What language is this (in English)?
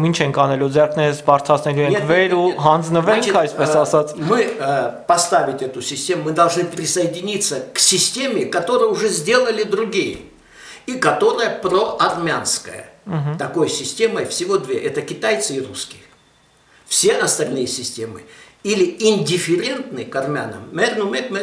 Russian